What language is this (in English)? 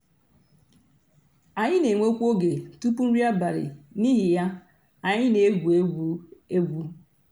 Igbo